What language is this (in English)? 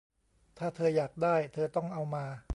Thai